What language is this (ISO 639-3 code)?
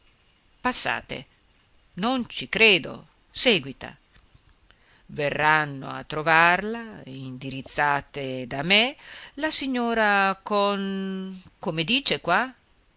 ita